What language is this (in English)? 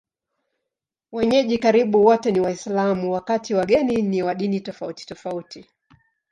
Swahili